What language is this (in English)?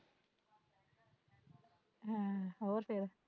Punjabi